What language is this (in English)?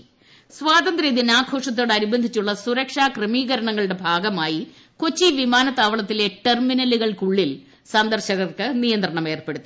Malayalam